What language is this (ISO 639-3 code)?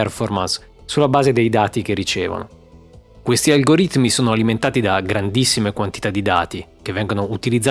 ita